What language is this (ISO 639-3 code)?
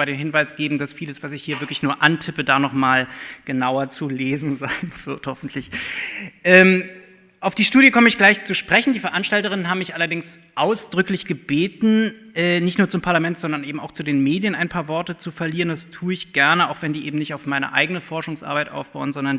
deu